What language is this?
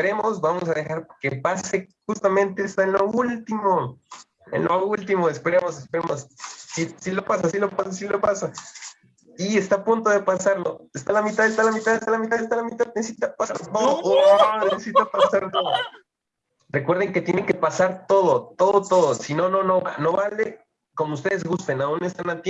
Spanish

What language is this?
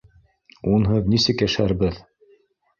Bashkir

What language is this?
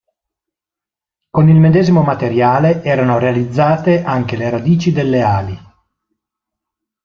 Italian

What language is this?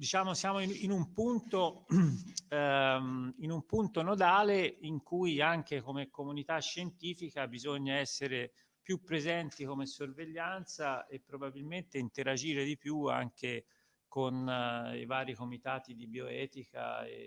Italian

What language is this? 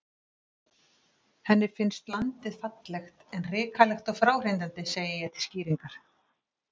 Icelandic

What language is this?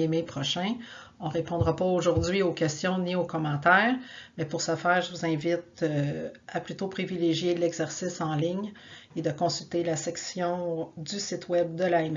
French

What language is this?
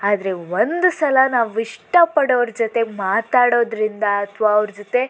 Kannada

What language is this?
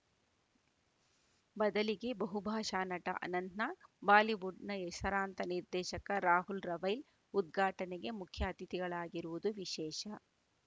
Kannada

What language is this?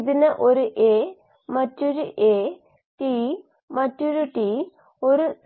Malayalam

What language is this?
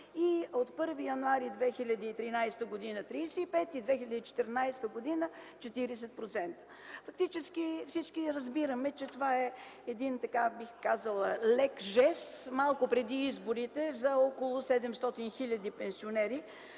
Bulgarian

